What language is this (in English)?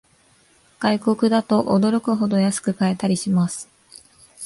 Japanese